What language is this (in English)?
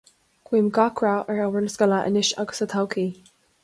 Irish